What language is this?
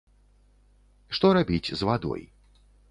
Belarusian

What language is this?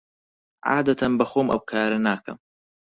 Central Kurdish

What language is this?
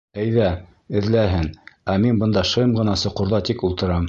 Bashkir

